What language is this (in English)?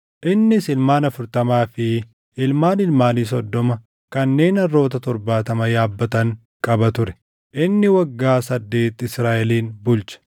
Oromo